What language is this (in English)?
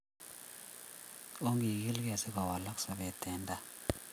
Kalenjin